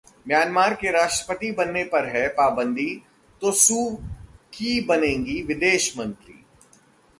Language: Hindi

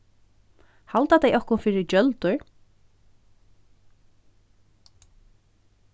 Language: Faroese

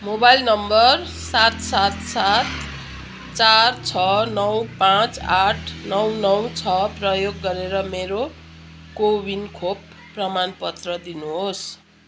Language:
Nepali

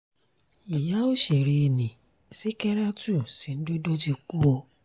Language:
Yoruba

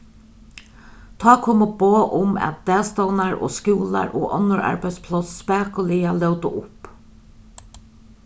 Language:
Faroese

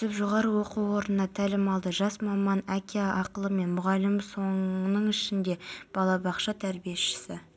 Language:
Kazakh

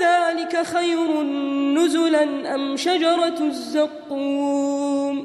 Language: Arabic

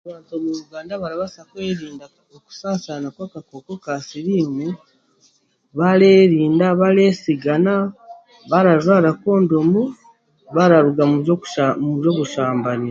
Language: Chiga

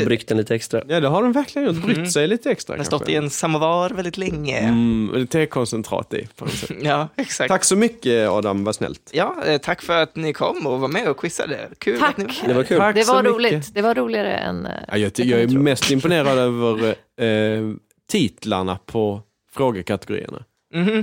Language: Swedish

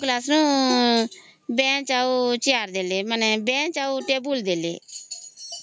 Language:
Odia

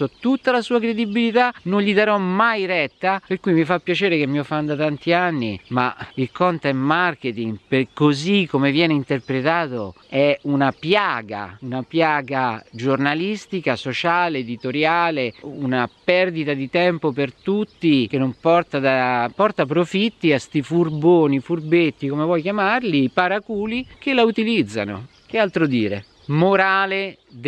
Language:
Italian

